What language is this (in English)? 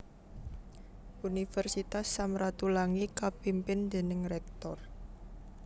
Javanese